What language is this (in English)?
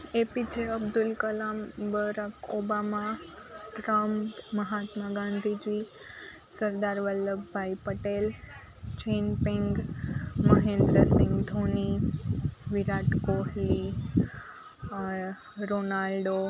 Gujarati